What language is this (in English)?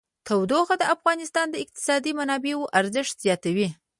Pashto